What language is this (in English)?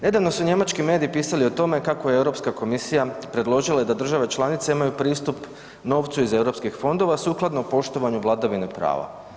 Croatian